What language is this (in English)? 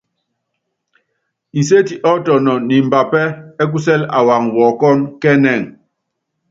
Yangben